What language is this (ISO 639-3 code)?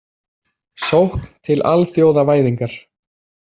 isl